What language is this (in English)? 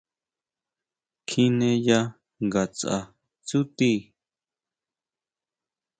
Huautla Mazatec